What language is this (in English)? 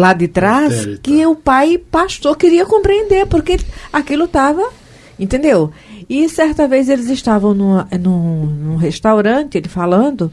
Portuguese